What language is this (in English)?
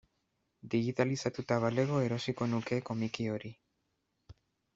Basque